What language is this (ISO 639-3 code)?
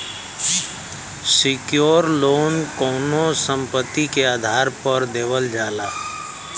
bho